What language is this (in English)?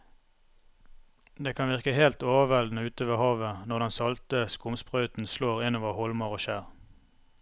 Norwegian